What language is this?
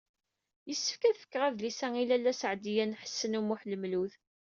Kabyle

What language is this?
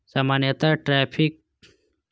Maithili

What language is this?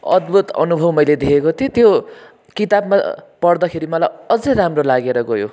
Nepali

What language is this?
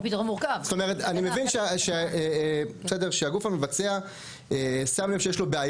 Hebrew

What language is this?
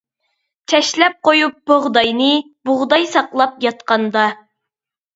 Uyghur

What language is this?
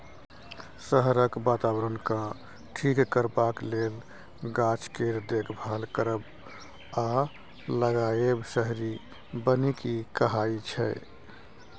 Maithili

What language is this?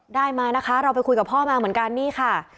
Thai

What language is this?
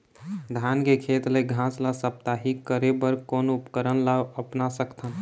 Chhattisgarhi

